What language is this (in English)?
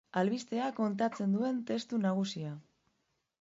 Basque